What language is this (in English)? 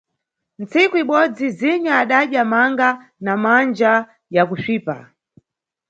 Nyungwe